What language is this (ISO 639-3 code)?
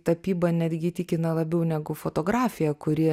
lit